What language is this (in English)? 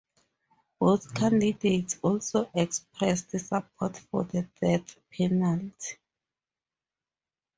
English